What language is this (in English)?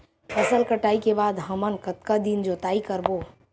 Chhattisgarhi